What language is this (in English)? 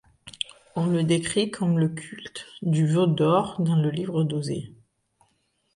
French